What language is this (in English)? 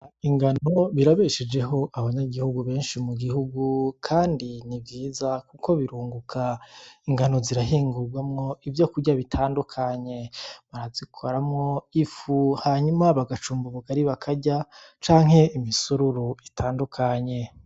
Rundi